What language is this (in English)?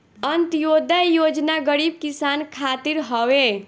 Bhojpuri